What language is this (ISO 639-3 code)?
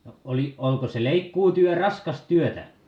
fin